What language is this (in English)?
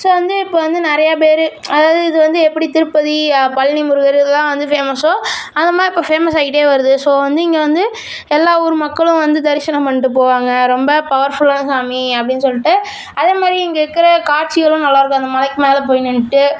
Tamil